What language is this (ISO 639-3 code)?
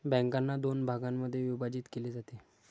mar